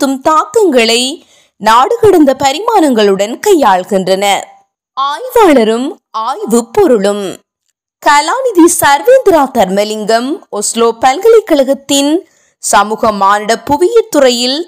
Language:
Tamil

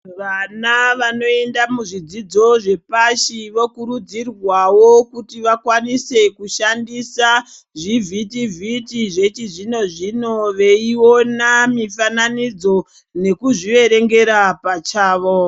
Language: Ndau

